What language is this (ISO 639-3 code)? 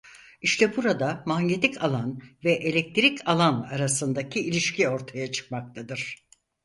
tur